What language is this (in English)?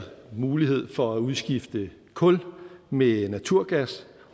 Danish